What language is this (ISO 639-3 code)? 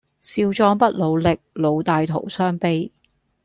yue